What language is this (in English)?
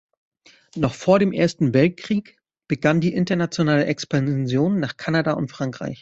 German